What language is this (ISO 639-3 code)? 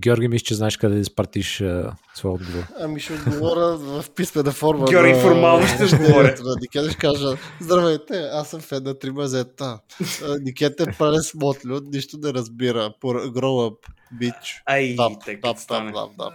bul